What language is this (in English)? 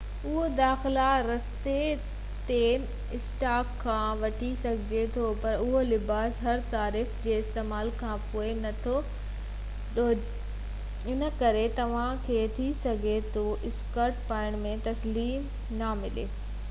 Sindhi